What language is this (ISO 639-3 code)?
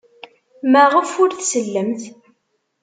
kab